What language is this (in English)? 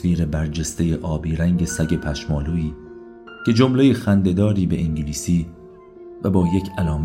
Persian